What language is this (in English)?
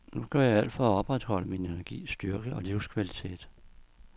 Danish